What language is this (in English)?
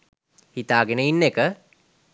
Sinhala